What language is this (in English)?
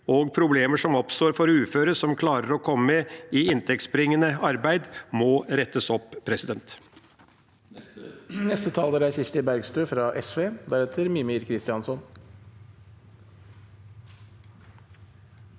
Norwegian